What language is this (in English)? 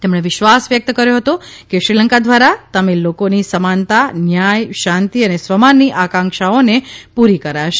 Gujarati